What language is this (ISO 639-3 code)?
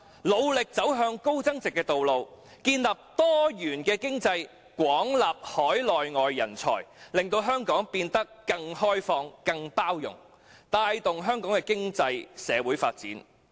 yue